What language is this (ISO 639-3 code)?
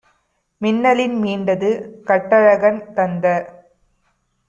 tam